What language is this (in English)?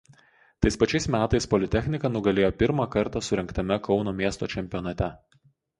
Lithuanian